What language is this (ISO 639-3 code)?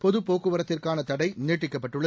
tam